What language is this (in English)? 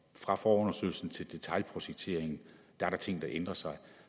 Danish